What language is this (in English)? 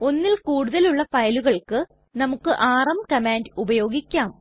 Malayalam